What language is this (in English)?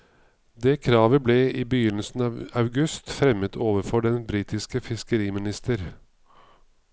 Norwegian